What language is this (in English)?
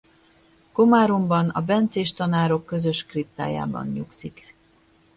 Hungarian